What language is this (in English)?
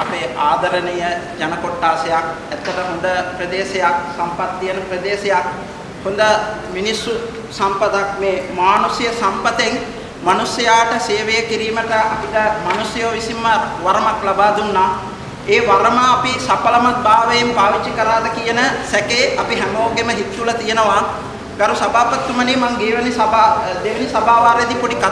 Indonesian